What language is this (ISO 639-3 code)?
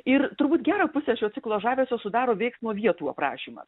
lit